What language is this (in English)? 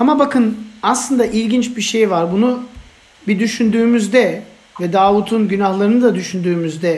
Turkish